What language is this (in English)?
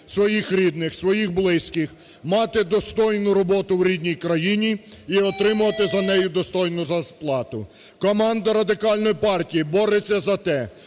Ukrainian